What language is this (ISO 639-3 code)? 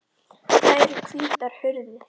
isl